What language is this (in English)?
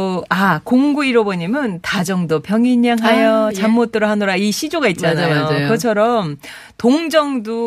Korean